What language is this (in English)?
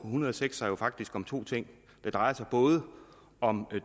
Danish